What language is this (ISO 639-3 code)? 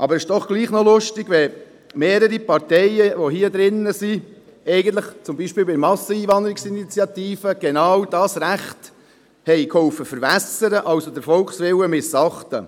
gsw